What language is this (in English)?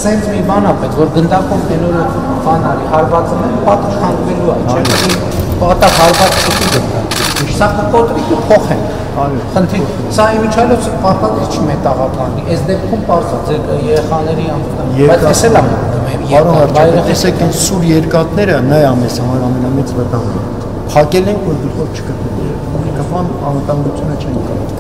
Turkish